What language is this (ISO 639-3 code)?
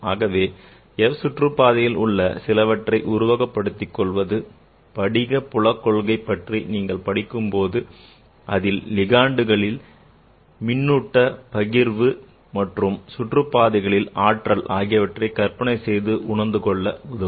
tam